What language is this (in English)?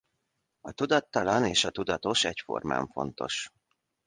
Hungarian